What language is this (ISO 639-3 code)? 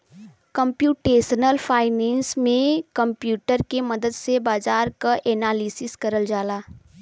bho